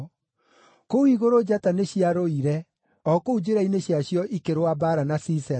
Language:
Kikuyu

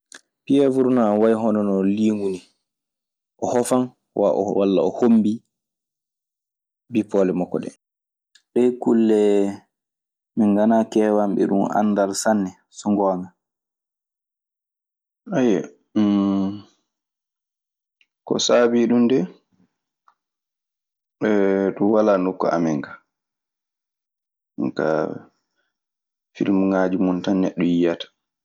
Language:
Maasina Fulfulde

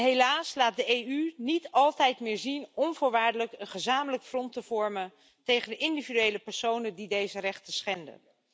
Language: Dutch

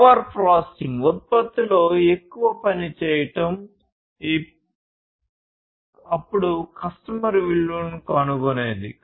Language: Telugu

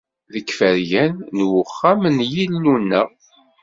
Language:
Kabyle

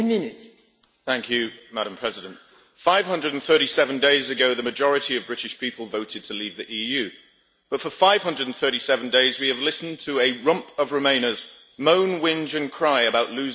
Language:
English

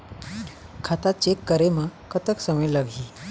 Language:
Chhattisgarhi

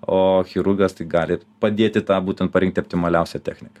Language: Lithuanian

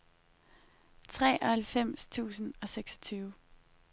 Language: Danish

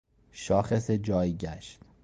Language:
Persian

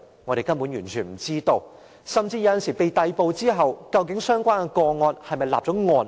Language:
Cantonese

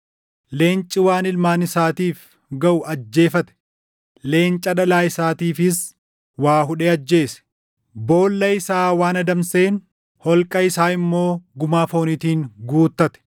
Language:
Oromo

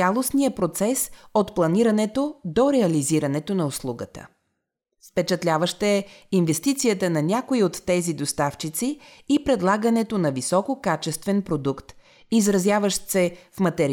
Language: Bulgarian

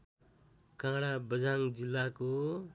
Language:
Nepali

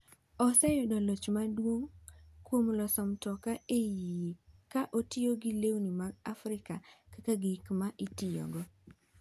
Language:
Luo (Kenya and Tanzania)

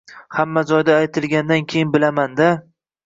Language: Uzbek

